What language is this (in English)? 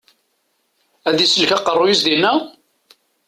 Kabyle